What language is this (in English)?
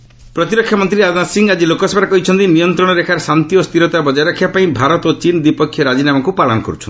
Odia